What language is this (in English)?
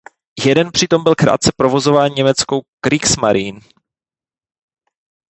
Czech